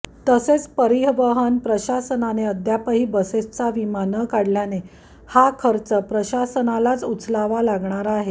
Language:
Marathi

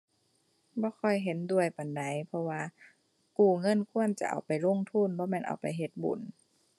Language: Thai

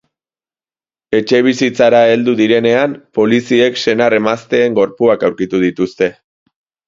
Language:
Basque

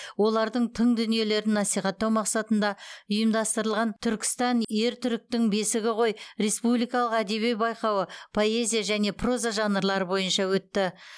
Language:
Kazakh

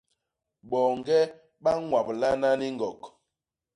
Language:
Basaa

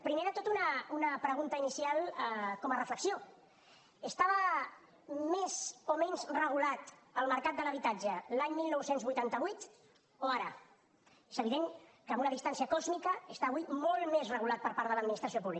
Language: Catalan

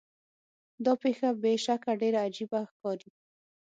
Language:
Pashto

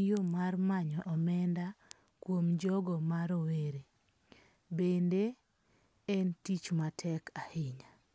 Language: Luo (Kenya and Tanzania)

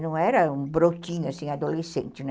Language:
Portuguese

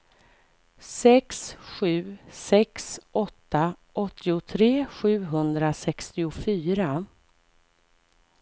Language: Swedish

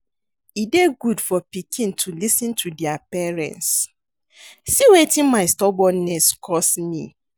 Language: Nigerian Pidgin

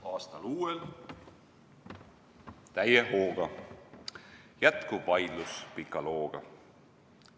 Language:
Estonian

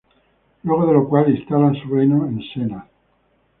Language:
Spanish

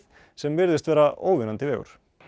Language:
Icelandic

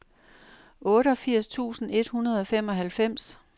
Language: Danish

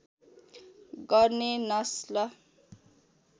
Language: Nepali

